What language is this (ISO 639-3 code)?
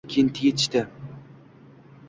uzb